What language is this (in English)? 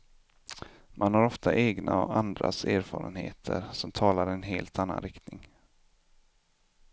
Swedish